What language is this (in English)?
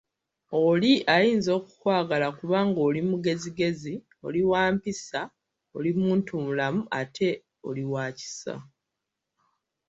Ganda